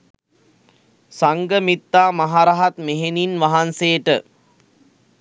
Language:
Sinhala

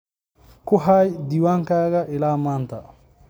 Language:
Somali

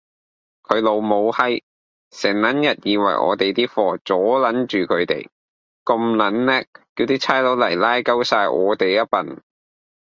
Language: Cantonese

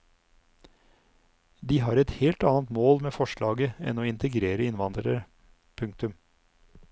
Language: Norwegian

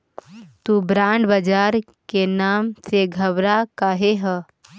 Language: Magahi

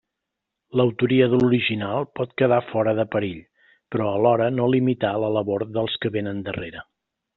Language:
Catalan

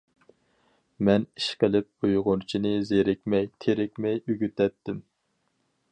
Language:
Uyghur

